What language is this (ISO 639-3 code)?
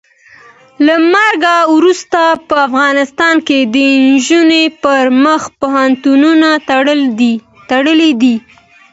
pus